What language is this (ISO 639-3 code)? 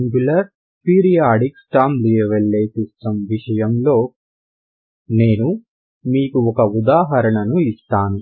tel